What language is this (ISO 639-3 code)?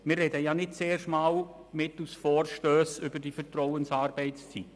gsw